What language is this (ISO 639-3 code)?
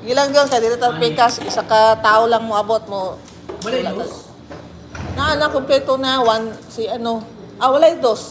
fil